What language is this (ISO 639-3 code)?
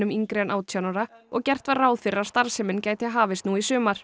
isl